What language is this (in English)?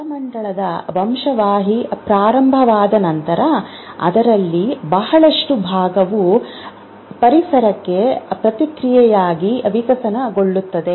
Kannada